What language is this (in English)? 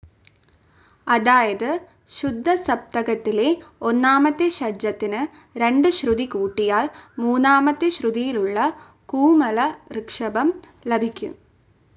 Malayalam